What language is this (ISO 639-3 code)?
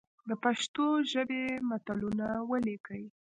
pus